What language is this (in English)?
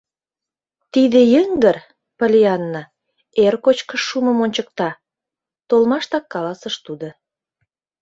Mari